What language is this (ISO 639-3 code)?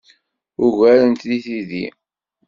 kab